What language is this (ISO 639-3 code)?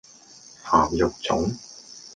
yue